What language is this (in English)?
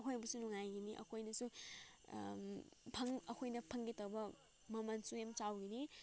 Manipuri